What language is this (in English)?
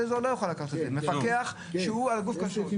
Hebrew